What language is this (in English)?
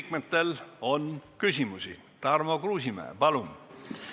Estonian